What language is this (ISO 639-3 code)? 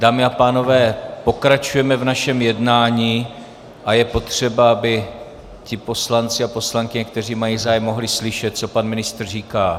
ces